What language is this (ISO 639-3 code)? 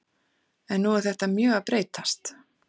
isl